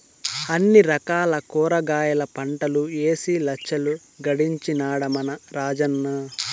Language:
Telugu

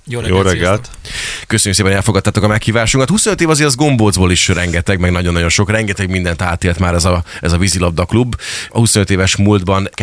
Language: Hungarian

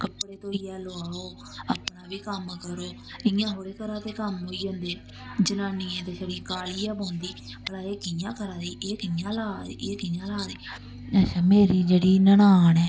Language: Dogri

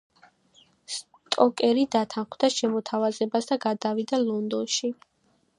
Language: Georgian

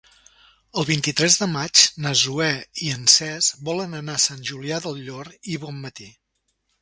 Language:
Catalan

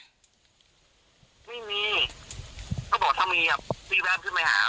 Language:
Thai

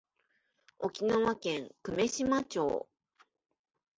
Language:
Japanese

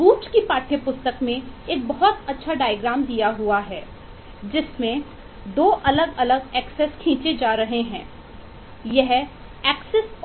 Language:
Hindi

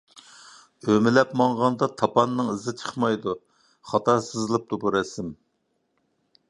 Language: Uyghur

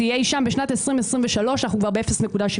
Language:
Hebrew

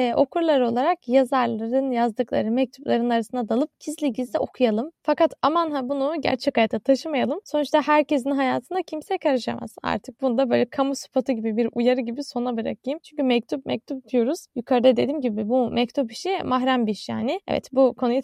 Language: Turkish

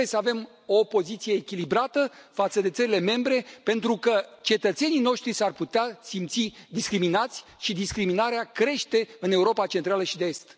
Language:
Romanian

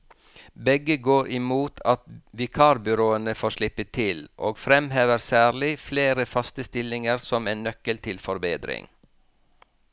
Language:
Norwegian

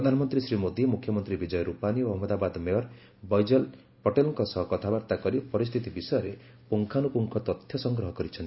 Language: Odia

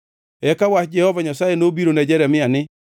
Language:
Luo (Kenya and Tanzania)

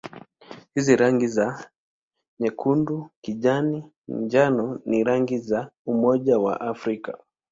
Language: Swahili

